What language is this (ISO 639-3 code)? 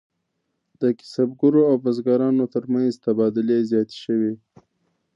pus